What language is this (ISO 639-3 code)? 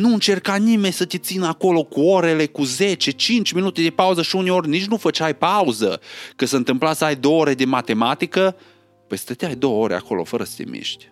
ron